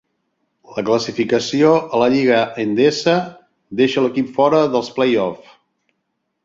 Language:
Catalan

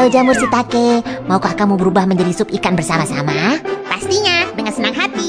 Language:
Indonesian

